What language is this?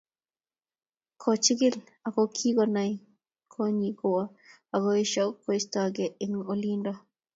Kalenjin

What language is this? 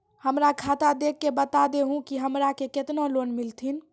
Maithili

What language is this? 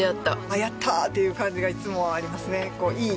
Japanese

